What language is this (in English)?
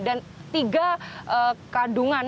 Indonesian